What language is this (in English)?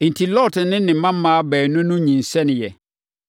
Akan